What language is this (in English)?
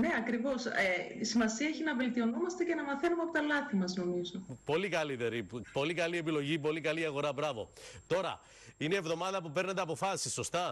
Greek